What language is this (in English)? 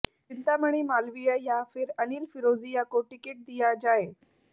Hindi